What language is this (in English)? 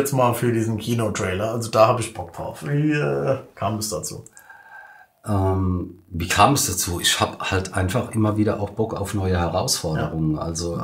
German